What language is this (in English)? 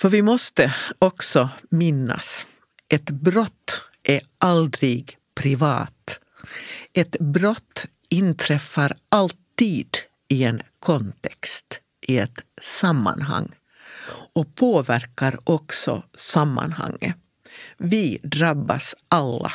Swedish